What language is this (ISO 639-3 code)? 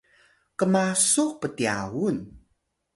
tay